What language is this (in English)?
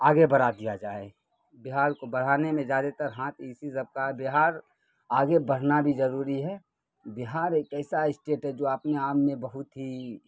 Urdu